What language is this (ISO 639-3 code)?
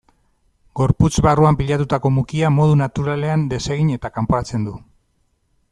eus